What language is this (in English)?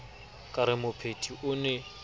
Southern Sotho